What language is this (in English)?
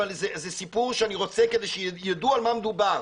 Hebrew